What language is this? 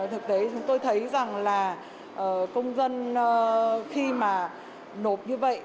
Vietnamese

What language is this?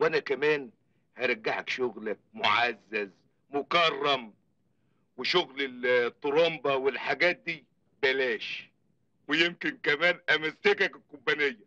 Arabic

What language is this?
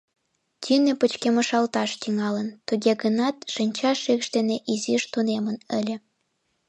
Mari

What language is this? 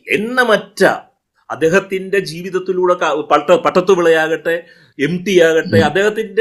Malayalam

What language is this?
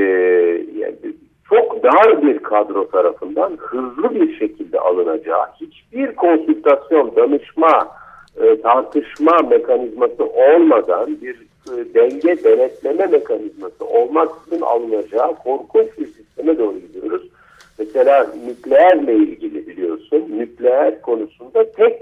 Turkish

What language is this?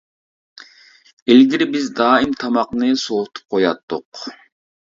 Uyghur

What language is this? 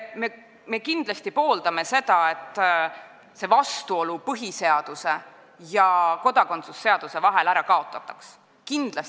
Estonian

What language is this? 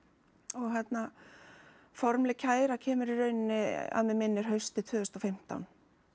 Icelandic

